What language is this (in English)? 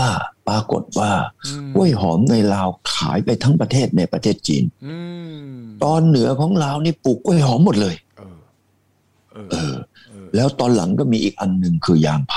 Thai